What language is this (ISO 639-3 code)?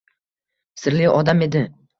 uzb